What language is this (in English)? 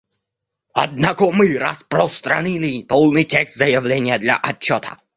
Russian